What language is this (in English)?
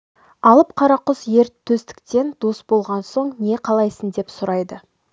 Kazakh